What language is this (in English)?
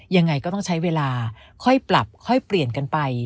Thai